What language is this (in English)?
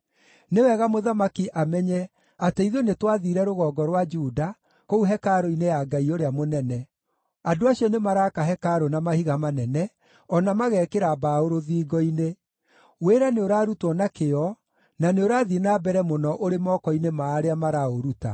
Kikuyu